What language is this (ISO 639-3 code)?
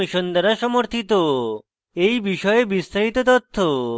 ben